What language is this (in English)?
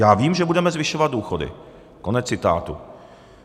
Czech